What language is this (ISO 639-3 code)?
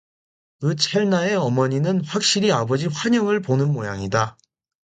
kor